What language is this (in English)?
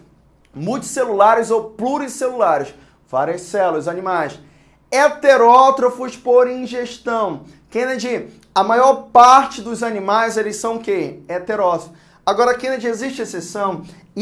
Portuguese